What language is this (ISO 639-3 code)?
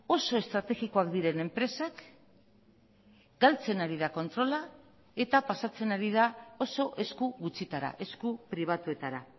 eus